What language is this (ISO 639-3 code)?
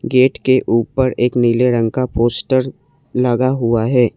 hin